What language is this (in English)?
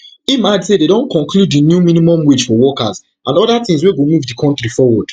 Nigerian Pidgin